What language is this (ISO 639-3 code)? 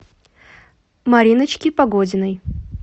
rus